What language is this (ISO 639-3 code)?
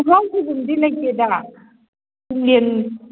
mni